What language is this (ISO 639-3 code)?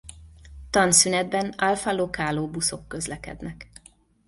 hun